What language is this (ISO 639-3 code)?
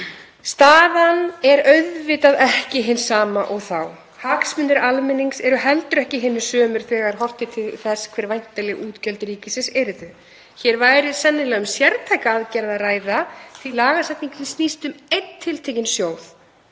isl